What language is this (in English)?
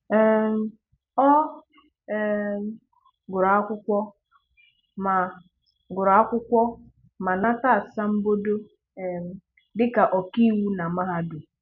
Igbo